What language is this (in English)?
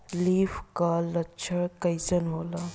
Bhojpuri